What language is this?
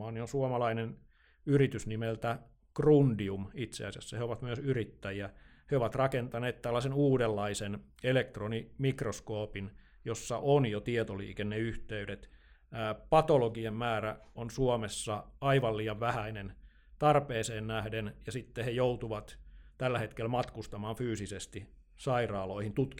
Finnish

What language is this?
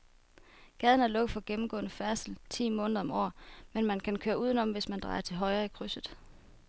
Danish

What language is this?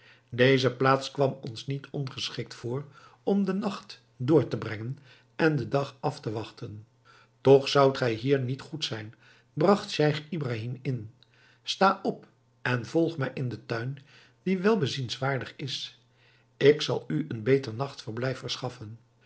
Dutch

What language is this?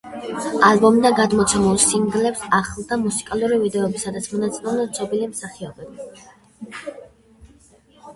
Georgian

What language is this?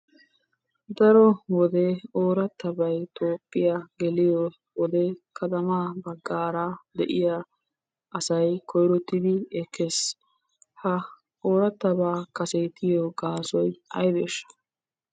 Wolaytta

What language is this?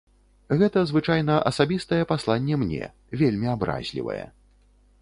Belarusian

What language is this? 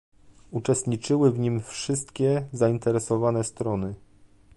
Polish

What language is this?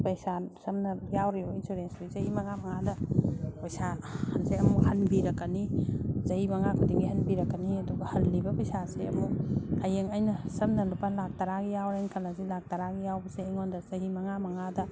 Manipuri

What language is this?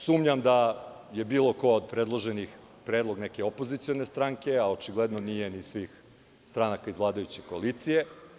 Serbian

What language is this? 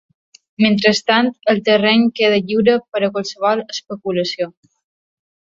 Catalan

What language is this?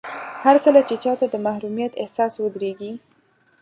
Pashto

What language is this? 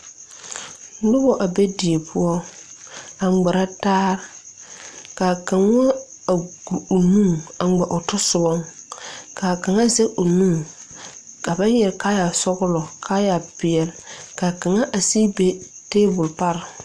Southern Dagaare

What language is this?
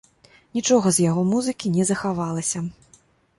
Belarusian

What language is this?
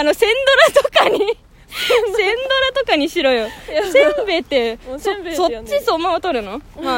Japanese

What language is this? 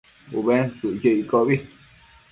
Matsés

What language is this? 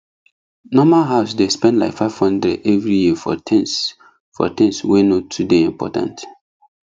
Nigerian Pidgin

